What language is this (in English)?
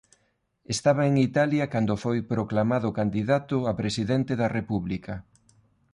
Galician